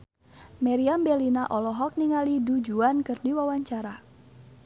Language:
Sundanese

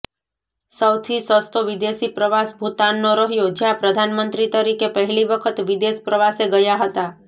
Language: Gujarati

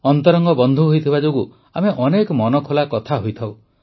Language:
Odia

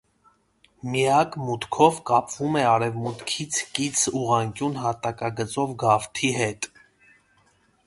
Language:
Armenian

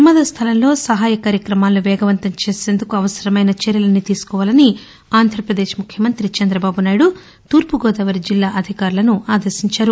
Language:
Telugu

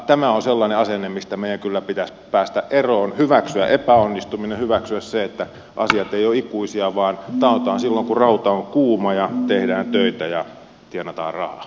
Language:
Finnish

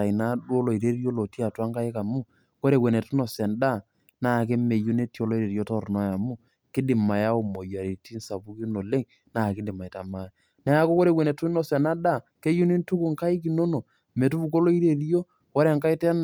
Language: Masai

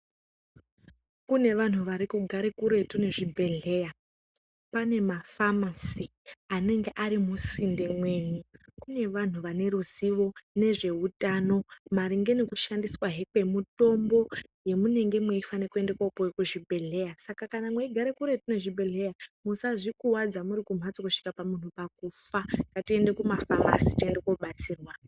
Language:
Ndau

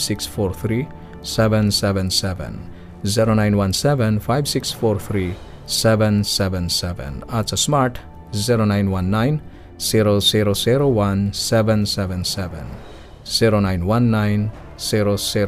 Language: Filipino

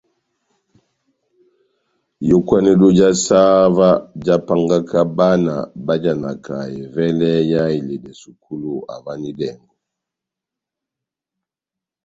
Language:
Batanga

